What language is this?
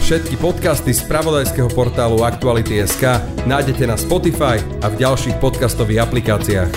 Slovak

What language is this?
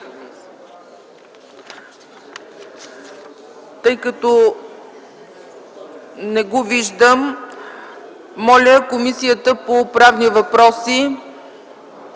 Bulgarian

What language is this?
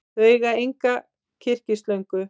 Icelandic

